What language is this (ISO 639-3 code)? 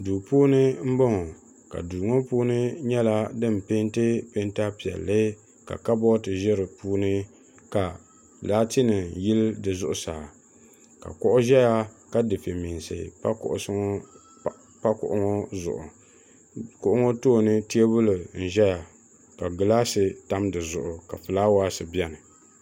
dag